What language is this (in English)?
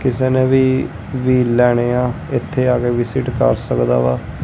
Punjabi